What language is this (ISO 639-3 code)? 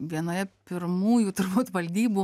lit